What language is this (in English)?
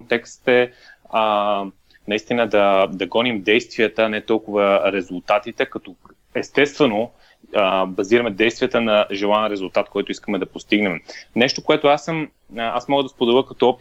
Bulgarian